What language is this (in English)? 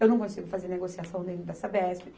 Portuguese